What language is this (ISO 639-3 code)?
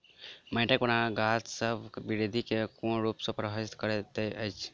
mai